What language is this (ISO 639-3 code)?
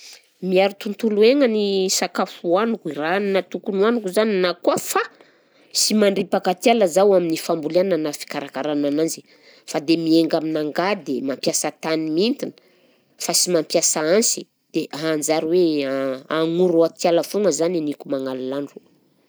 bzc